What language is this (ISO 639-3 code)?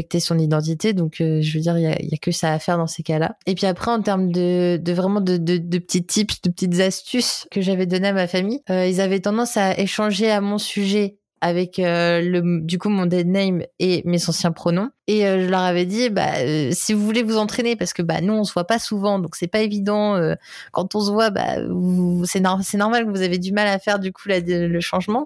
fra